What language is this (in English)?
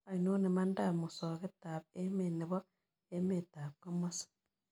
Kalenjin